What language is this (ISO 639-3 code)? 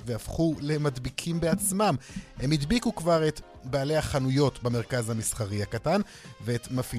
heb